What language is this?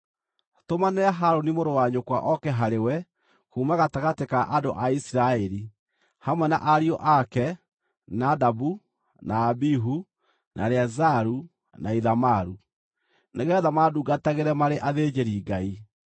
Kikuyu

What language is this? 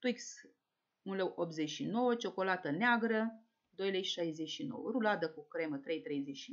Romanian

